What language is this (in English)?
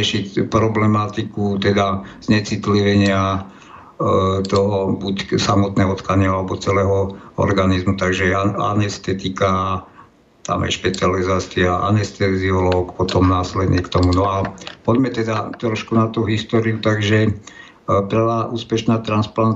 Slovak